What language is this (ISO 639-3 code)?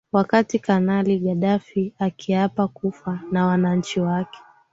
swa